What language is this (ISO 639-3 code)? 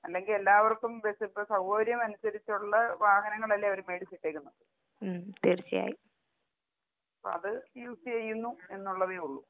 mal